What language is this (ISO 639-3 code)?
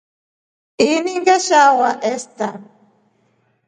rof